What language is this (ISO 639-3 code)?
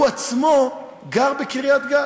heb